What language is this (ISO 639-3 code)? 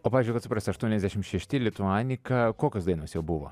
lit